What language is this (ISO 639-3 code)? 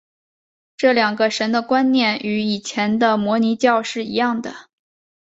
zho